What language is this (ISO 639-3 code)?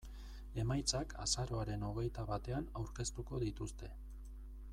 eus